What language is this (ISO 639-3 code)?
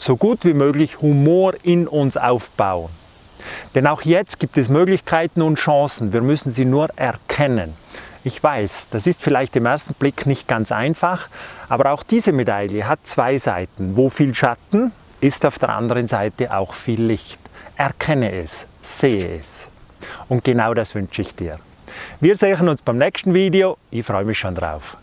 deu